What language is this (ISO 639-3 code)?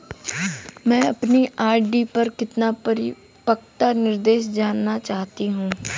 hin